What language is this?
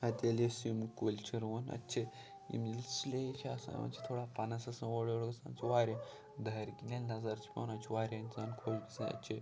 Kashmiri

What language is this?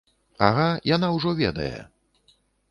Belarusian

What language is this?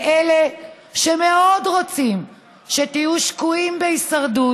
Hebrew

